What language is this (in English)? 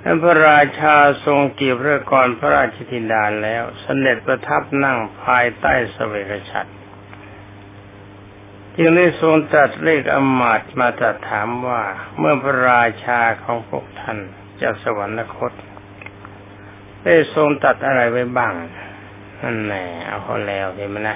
Thai